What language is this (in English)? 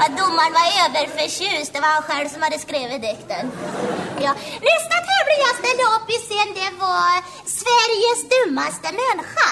Swedish